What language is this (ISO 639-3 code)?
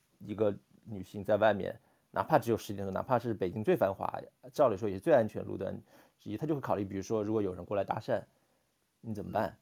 zho